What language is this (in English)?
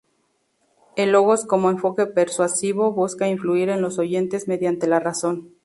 Spanish